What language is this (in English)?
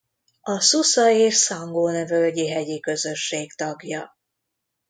Hungarian